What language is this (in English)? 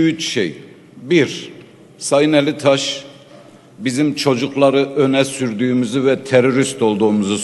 Turkish